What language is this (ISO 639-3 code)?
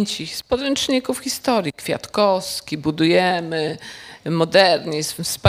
pol